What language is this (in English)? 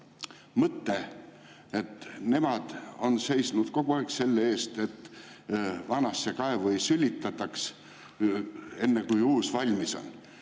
Estonian